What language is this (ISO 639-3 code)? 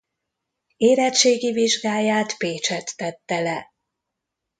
hun